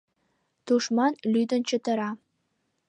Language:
Mari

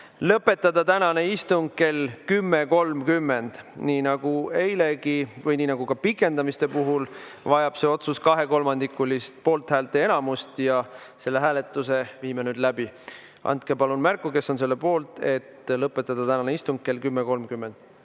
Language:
Estonian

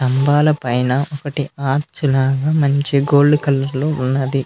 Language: Telugu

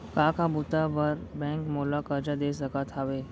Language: Chhattisgarhi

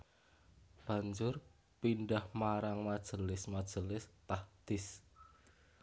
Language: Javanese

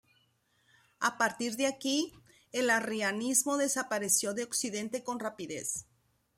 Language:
Spanish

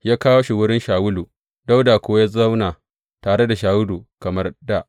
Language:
Hausa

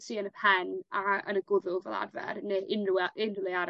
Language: Welsh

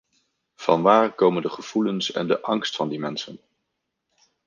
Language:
Dutch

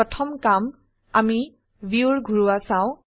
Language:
Assamese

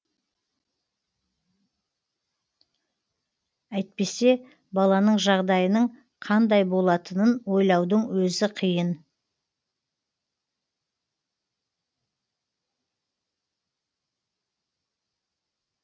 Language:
Kazakh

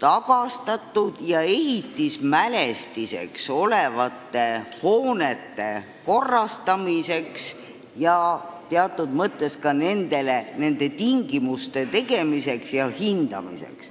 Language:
Estonian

